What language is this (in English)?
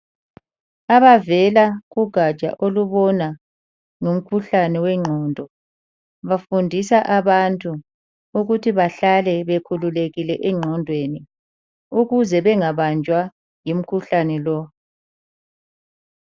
North Ndebele